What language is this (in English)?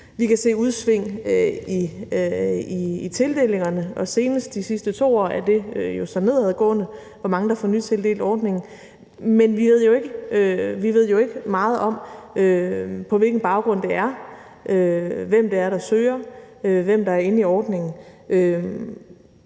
Danish